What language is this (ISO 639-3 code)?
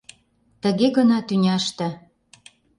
chm